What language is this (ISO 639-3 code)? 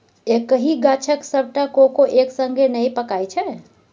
mai